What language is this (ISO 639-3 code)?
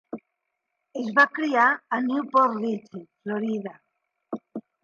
cat